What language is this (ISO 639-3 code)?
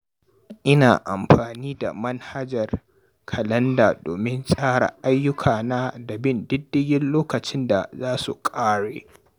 hau